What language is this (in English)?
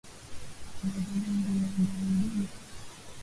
Swahili